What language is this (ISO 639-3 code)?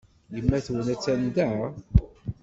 kab